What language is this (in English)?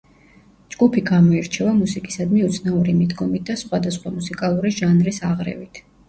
Georgian